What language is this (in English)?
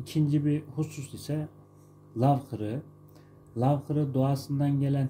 Turkish